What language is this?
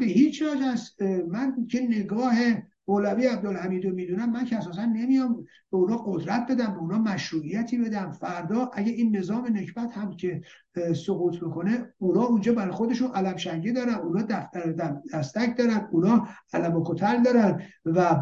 Persian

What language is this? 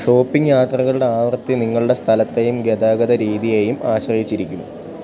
Malayalam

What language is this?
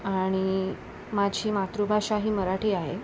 Marathi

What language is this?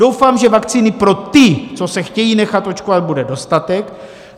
Czech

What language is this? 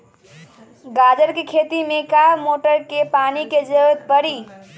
Magahi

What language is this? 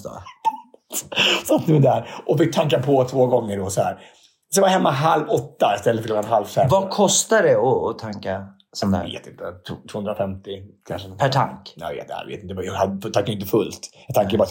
Swedish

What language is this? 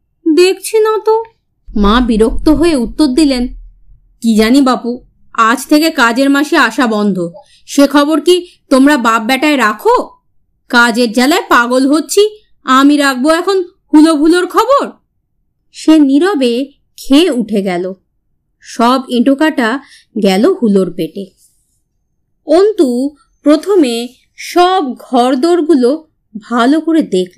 Bangla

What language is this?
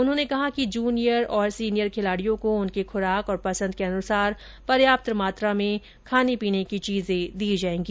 Hindi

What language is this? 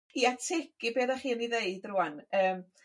Welsh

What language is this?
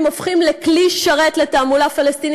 Hebrew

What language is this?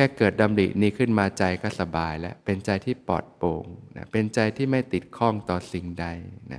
Thai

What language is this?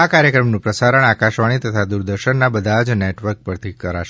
Gujarati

